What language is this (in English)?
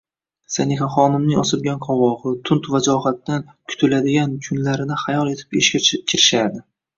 Uzbek